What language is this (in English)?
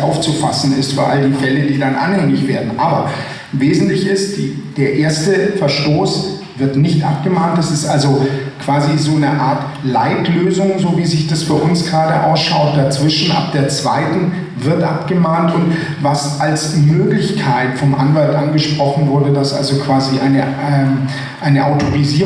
German